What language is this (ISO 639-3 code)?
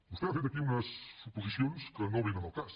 cat